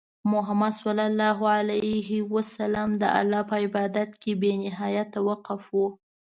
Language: Pashto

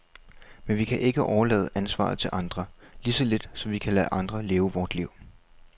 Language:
Danish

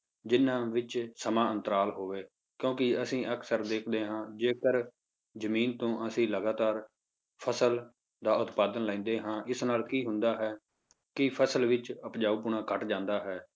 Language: Punjabi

